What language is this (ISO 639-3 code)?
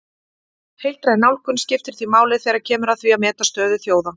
isl